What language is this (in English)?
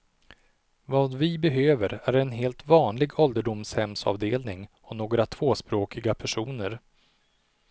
Swedish